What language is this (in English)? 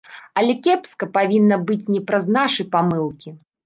Belarusian